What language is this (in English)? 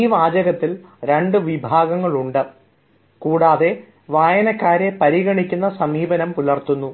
Malayalam